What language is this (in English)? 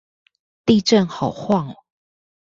Chinese